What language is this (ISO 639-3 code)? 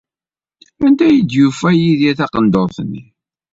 kab